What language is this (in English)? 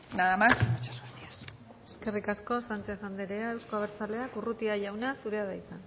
Basque